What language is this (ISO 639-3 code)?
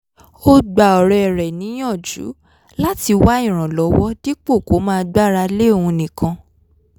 yor